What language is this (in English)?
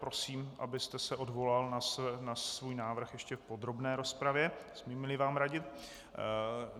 Czech